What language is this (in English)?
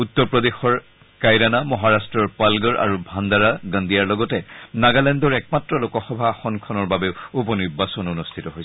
Assamese